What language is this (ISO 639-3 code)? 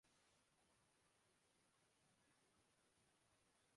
urd